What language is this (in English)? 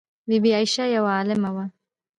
Pashto